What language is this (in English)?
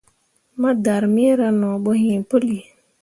Mundang